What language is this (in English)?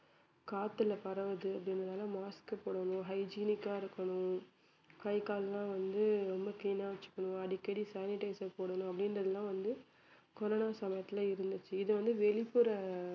Tamil